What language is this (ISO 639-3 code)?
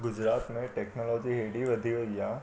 snd